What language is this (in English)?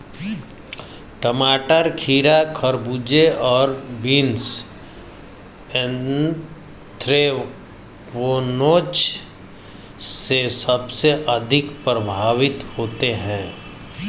Hindi